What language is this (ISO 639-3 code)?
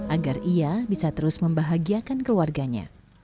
ind